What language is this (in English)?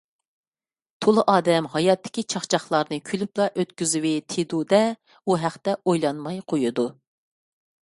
Uyghur